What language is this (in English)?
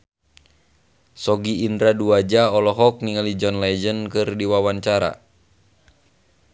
Sundanese